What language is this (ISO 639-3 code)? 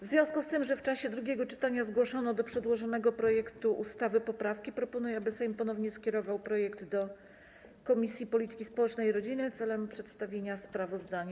pol